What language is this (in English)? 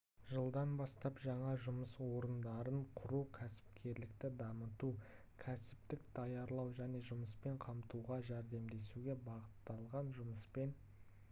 Kazakh